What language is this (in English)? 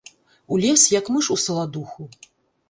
Belarusian